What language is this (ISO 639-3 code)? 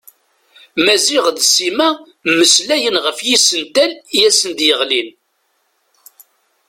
kab